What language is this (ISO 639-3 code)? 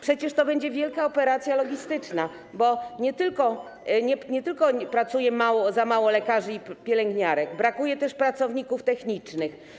pol